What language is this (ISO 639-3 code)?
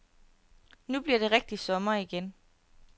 dan